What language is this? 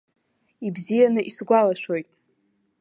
Abkhazian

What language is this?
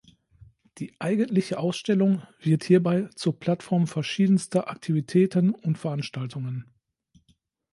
German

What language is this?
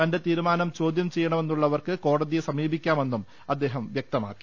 Malayalam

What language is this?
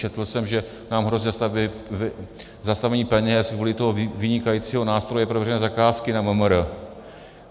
Czech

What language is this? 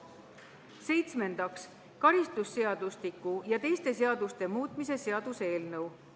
Estonian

